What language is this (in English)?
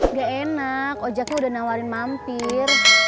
Indonesian